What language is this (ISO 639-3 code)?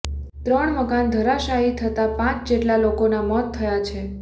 guj